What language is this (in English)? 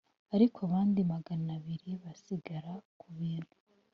Kinyarwanda